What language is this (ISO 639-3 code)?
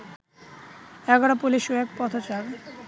ben